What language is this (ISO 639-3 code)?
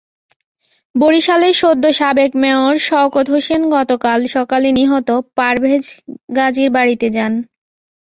ben